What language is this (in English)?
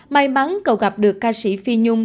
Vietnamese